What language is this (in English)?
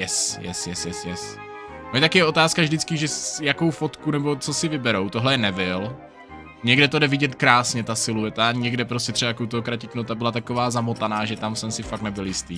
Czech